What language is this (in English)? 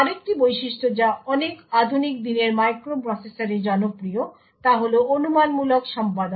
Bangla